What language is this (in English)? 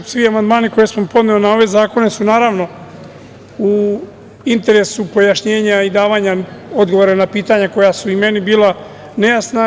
Serbian